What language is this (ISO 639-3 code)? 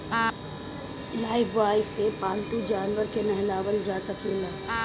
bho